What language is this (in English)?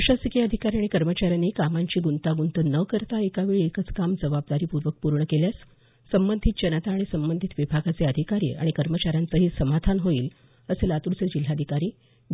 Marathi